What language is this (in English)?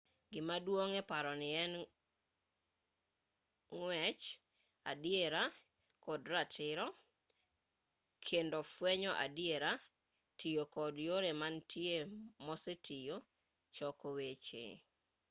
Luo (Kenya and Tanzania)